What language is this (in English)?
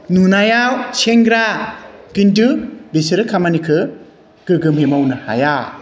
Bodo